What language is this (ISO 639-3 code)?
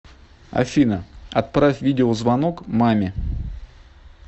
rus